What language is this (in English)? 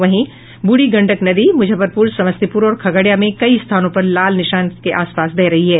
Hindi